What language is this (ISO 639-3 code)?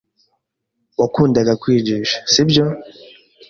kin